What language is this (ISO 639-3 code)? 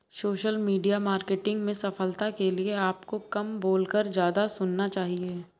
hin